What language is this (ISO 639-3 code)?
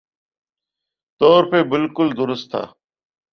urd